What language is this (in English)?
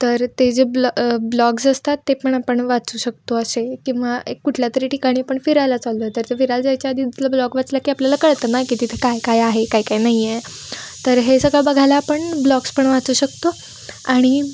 Marathi